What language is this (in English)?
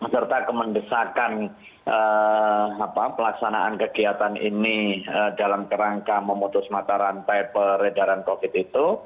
Indonesian